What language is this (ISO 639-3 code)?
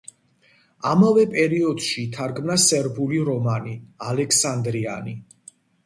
kat